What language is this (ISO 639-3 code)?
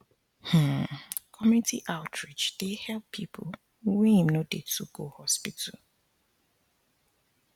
pcm